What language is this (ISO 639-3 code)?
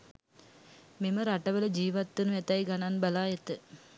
sin